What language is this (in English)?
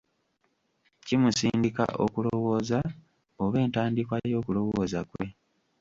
Ganda